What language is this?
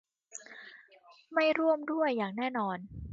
Thai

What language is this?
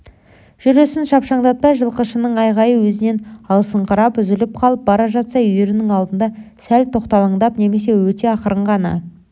Kazakh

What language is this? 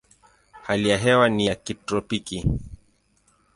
Swahili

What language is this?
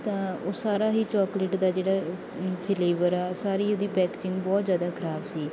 Punjabi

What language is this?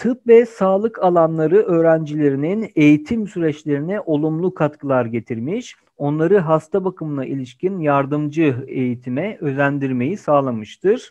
Turkish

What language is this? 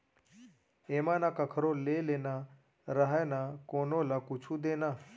Chhattisgarhi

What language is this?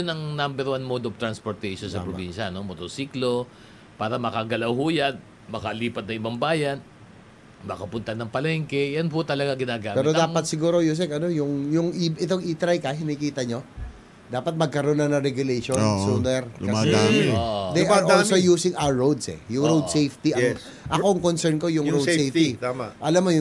Filipino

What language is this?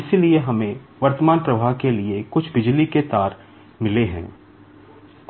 Hindi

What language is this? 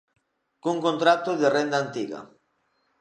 Galician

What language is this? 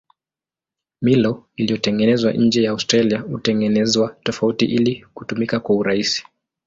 Swahili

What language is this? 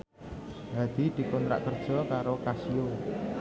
Javanese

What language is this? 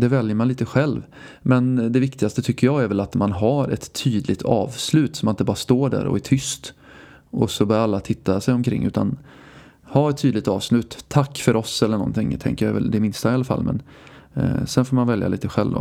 Swedish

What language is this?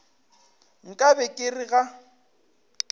Northern Sotho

